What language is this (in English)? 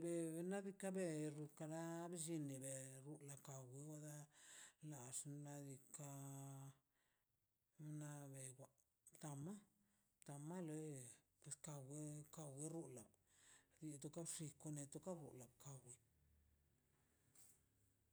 Mazaltepec Zapotec